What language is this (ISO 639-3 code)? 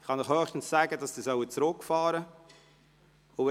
gsw